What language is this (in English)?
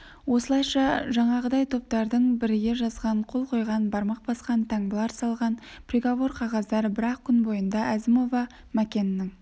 Kazakh